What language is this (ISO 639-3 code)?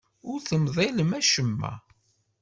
kab